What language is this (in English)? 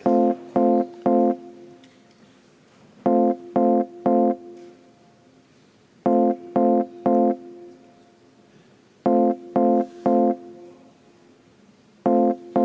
Estonian